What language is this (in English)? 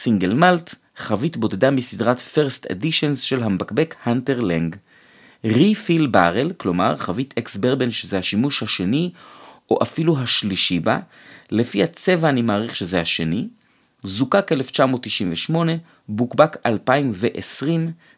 Hebrew